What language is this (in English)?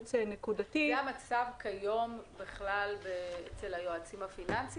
Hebrew